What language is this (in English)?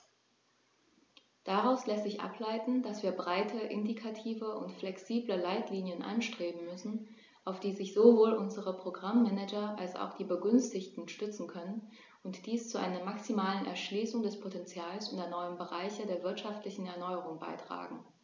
German